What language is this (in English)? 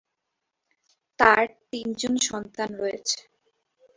Bangla